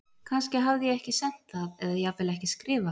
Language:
Icelandic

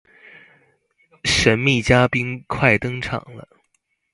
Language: Chinese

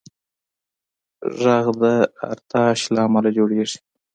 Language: Pashto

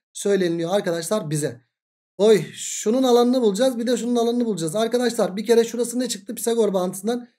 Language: Turkish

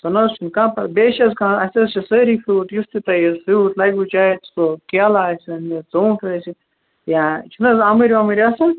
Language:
Kashmiri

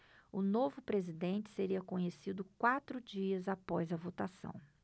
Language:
Portuguese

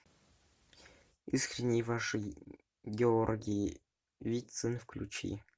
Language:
Russian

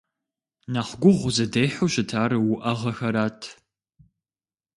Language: Kabardian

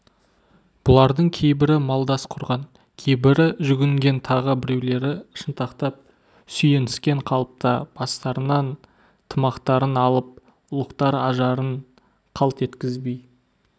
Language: Kazakh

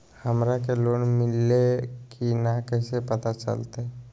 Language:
Magahi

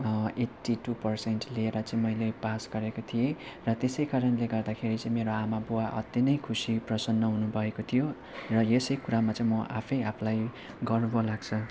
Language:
Nepali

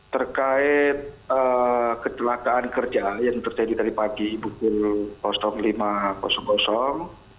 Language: Indonesian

